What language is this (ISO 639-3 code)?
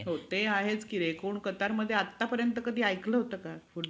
mar